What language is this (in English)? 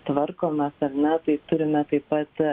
Lithuanian